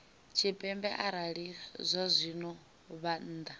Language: Venda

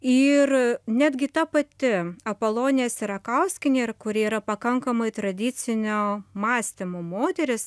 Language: Lithuanian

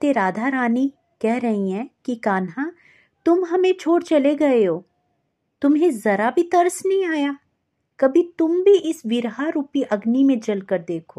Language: Hindi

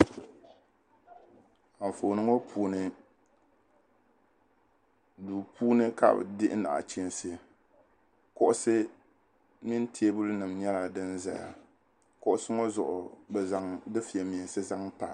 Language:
Dagbani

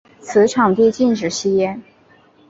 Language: Chinese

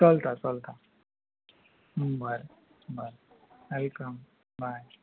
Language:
Konkani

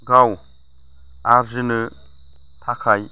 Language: Bodo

